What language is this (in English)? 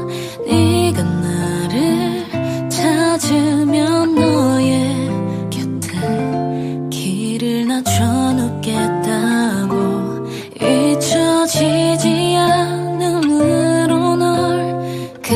Korean